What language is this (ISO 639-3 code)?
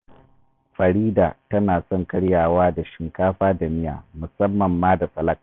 hau